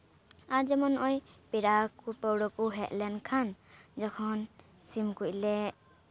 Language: Santali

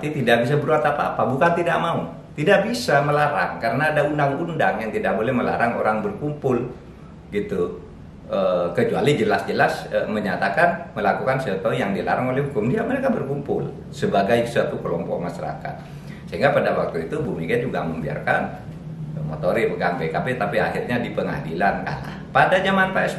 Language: Indonesian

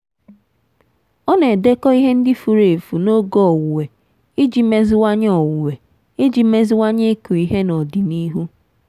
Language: Igbo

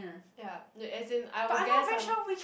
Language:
English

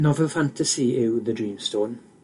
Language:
Welsh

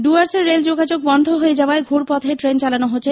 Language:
Bangla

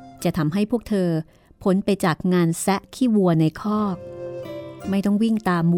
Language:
Thai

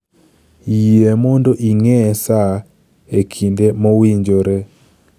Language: Luo (Kenya and Tanzania)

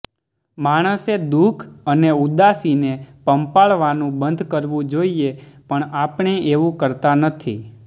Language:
Gujarati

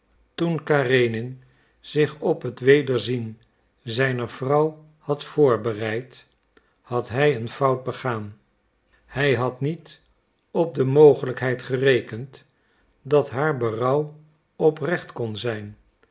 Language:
Dutch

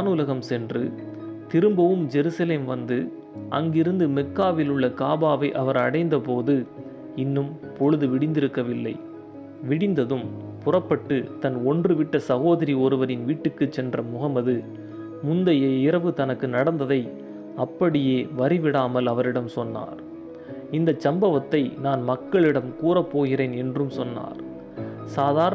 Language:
Tamil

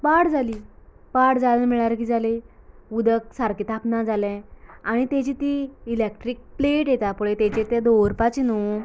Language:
Konkani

